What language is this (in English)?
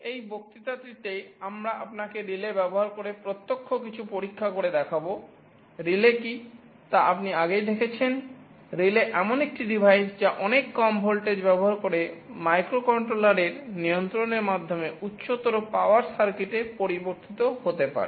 Bangla